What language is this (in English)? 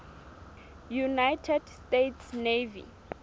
Southern Sotho